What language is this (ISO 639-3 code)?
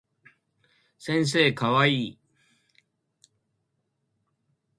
jpn